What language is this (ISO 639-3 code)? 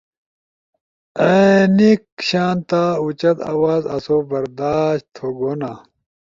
ush